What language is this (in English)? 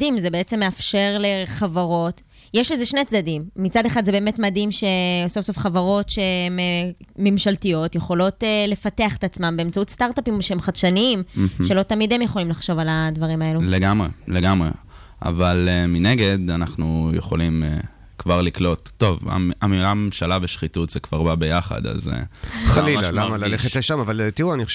Hebrew